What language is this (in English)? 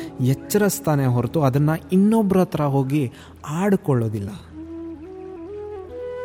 Kannada